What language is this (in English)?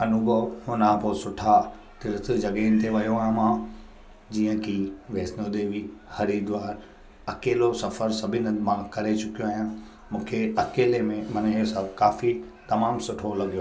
Sindhi